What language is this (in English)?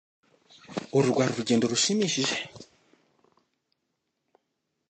Kinyarwanda